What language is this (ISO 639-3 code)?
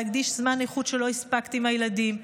heb